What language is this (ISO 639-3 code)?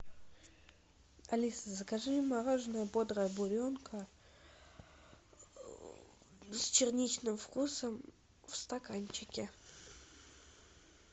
rus